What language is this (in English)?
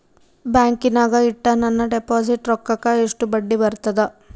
Kannada